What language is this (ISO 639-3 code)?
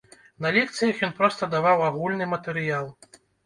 bel